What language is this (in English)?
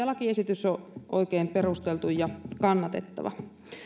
Finnish